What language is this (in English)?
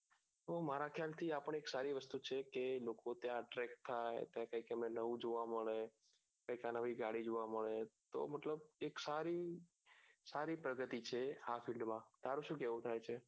Gujarati